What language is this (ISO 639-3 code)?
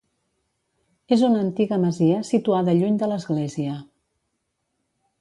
cat